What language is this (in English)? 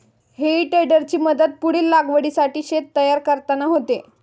Marathi